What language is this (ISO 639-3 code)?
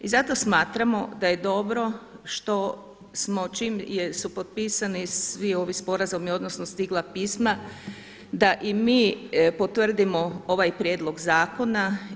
hrv